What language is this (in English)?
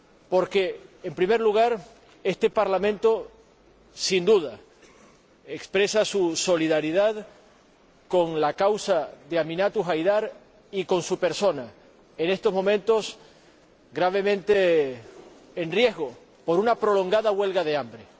Spanish